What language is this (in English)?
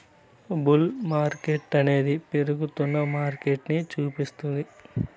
Telugu